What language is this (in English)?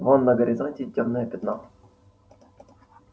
Russian